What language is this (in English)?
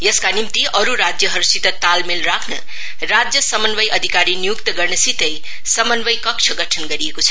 Nepali